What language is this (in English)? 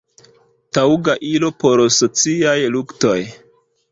Esperanto